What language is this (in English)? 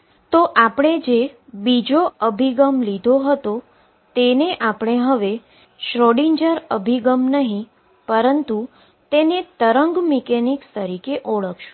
Gujarati